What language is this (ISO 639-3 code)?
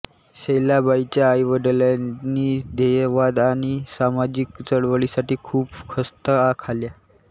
mar